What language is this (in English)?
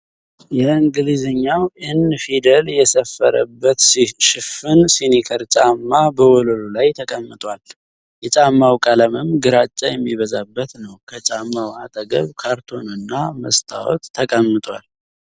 Amharic